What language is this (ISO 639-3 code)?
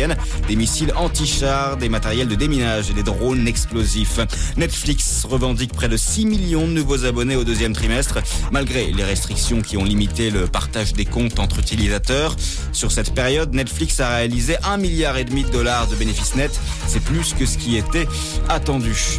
fra